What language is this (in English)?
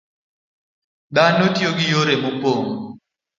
Luo (Kenya and Tanzania)